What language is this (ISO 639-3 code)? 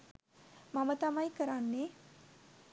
sin